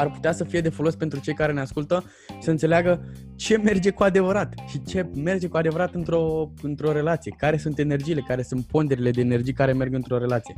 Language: Romanian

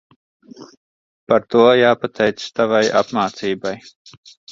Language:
Latvian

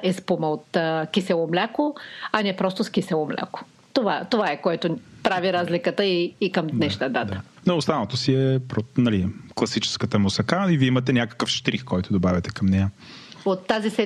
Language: Bulgarian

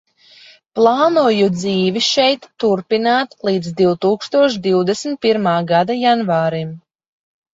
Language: Latvian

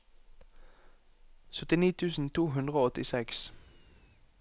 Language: Norwegian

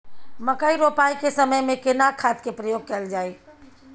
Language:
Maithili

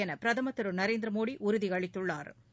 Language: Tamil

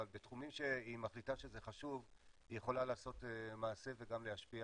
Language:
Hebrew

